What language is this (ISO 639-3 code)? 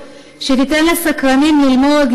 heb